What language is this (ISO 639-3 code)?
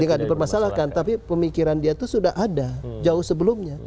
ind